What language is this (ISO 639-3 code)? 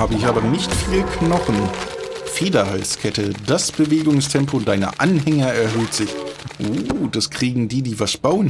deu